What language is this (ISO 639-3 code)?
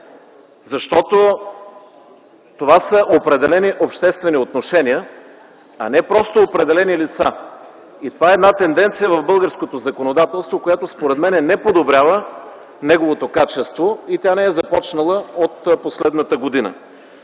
bul